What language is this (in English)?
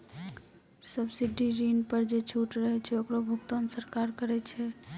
Maithili